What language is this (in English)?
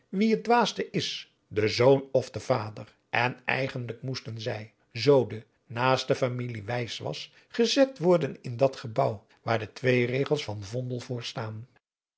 Dutch